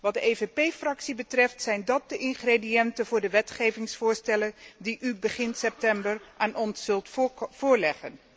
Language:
Dutch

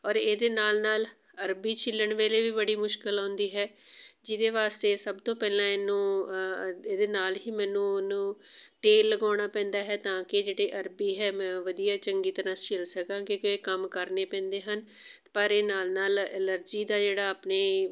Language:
Punjabi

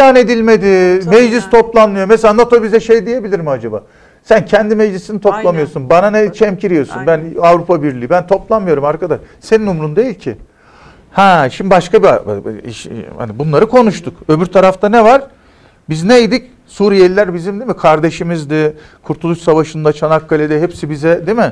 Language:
Turkish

